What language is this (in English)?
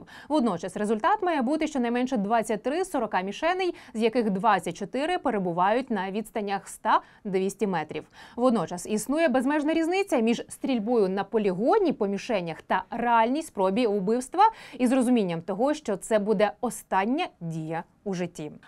Ukrainian